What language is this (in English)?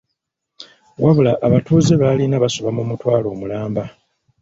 Ganda